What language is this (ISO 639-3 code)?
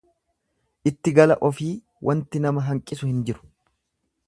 orm